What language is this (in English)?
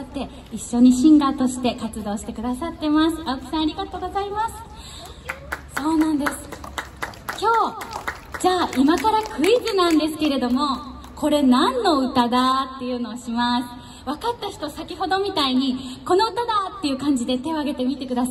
Japanese